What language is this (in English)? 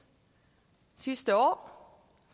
Danish